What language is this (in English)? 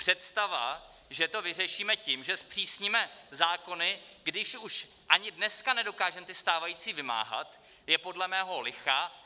Czech